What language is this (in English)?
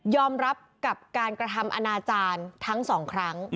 Thai